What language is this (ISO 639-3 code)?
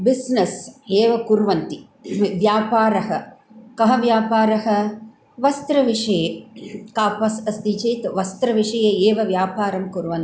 san